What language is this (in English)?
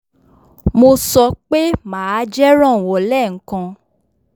Yoruba